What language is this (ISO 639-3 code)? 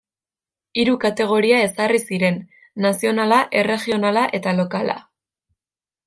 eus